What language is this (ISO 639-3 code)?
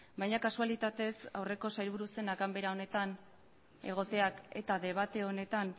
eus